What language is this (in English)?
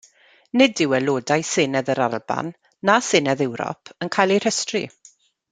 Welsh